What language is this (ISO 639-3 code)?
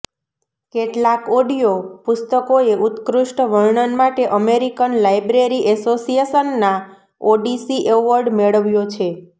guj